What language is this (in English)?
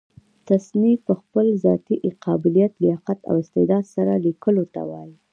Pashto